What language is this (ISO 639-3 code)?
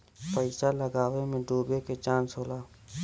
bho